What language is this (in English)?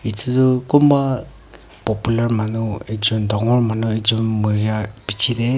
Naga Pidgin